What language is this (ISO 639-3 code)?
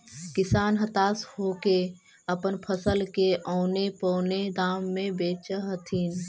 mag